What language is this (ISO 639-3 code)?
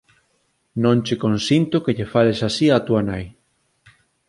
glg